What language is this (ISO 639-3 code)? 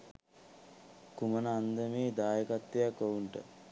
sin